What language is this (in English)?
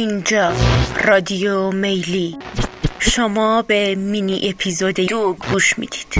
Persian